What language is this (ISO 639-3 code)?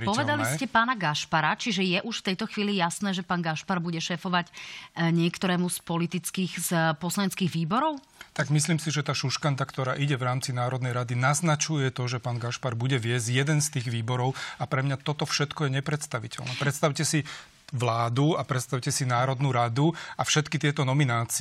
slk